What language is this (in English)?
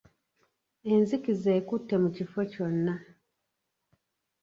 Ganda